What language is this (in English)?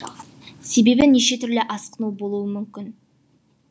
Kazakh